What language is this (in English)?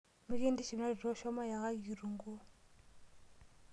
Masai